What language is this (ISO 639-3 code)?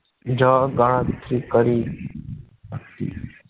guj